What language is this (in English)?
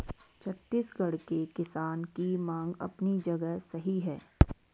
Hindi